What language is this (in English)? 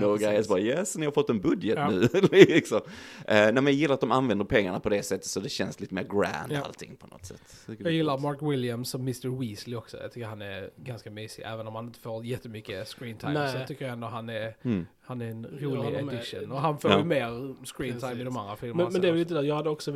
Swedish